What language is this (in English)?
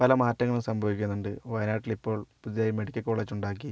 Malayalam